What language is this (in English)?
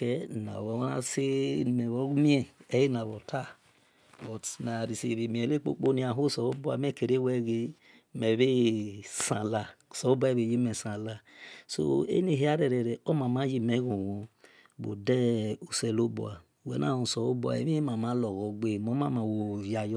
Esan